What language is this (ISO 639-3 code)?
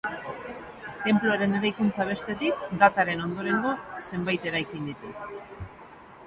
eus